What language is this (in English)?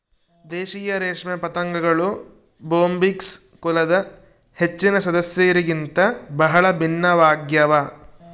Kannada